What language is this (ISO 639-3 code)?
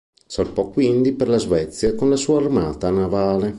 ita